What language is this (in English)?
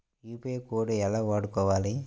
Telugu